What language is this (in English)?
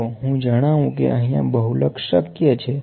Gujarati